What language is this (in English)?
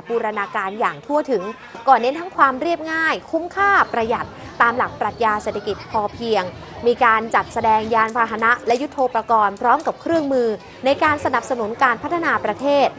Thai